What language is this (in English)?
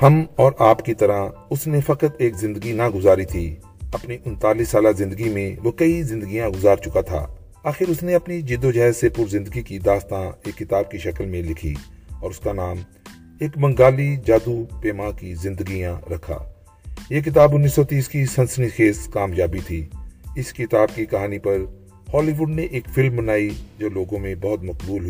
Urdu